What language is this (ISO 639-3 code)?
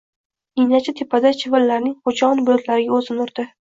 uzb